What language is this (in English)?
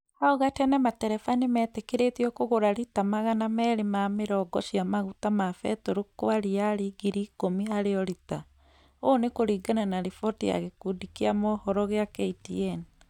Kikuyu